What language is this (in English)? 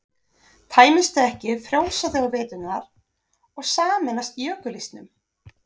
Icelandic